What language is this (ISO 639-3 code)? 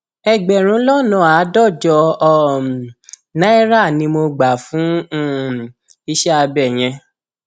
yor